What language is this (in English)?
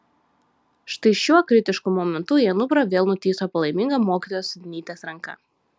Lithuanian